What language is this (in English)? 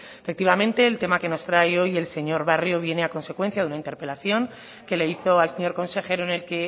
Spanish